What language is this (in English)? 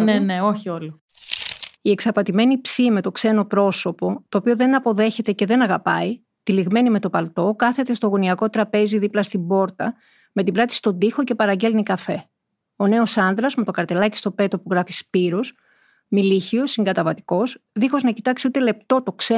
Greek